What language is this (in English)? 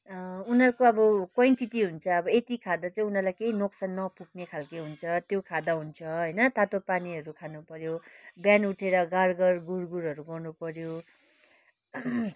Nepali